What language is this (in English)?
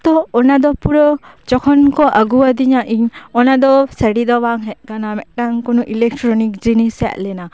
Santali